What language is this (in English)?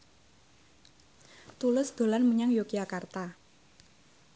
Javanese